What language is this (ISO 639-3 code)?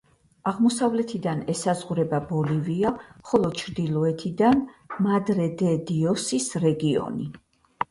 kat